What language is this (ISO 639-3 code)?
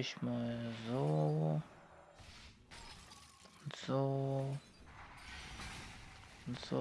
deu